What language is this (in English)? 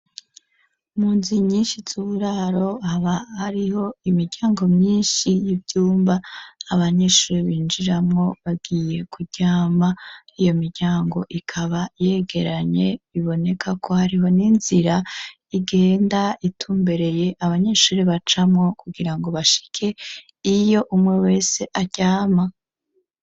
Rundi